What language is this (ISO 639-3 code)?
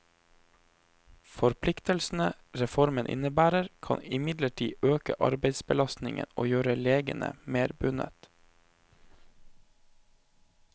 nor